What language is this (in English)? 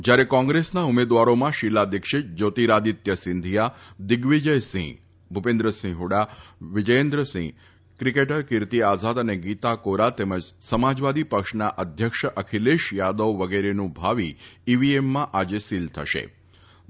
Gujarati